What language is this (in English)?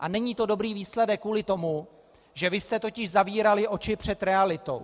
Czech